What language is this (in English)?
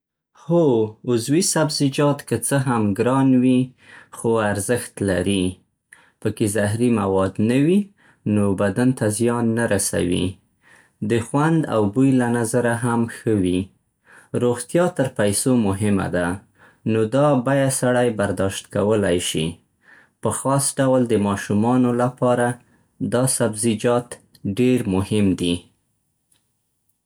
Central Pashto